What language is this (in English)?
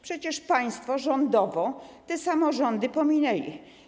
Polish